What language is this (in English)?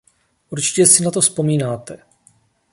Czech